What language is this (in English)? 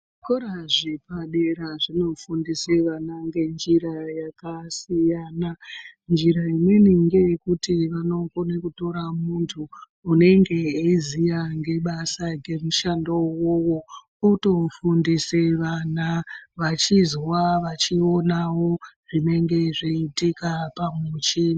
Ndau